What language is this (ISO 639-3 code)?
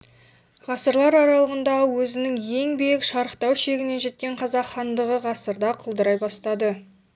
kaz